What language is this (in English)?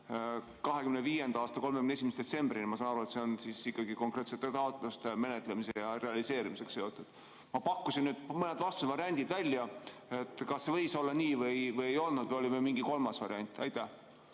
Estonian